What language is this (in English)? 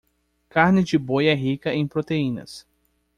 Portuguese